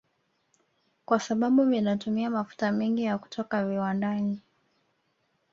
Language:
Swahili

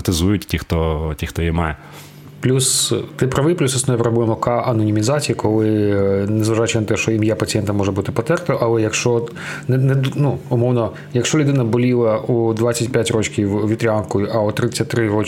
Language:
Ukrainian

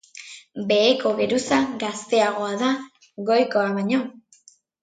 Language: Basque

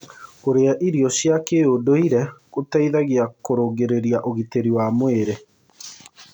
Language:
Kikuyu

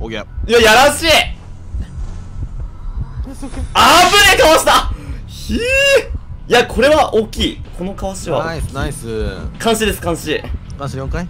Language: Japanese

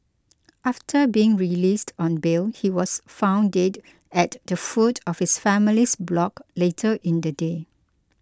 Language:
English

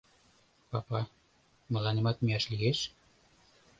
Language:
Mari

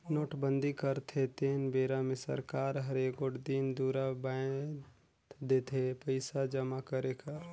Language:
Chhattisgarhi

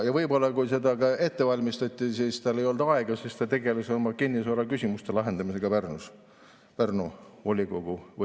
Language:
Estonian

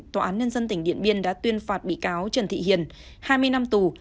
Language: Vietnamese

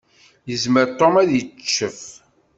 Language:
Kabyle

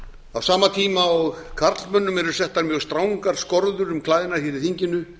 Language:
Icelandic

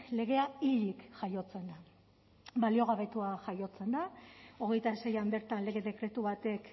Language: Basque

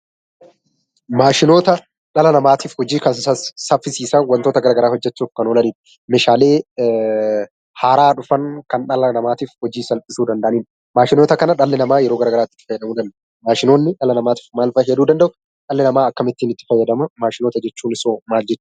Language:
Oromo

